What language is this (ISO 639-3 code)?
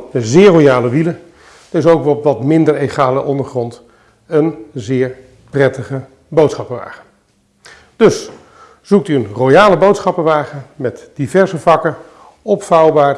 nld